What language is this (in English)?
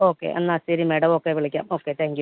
Malayalam